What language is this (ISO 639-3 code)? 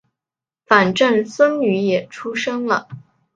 zho